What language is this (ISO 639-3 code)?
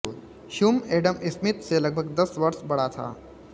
hin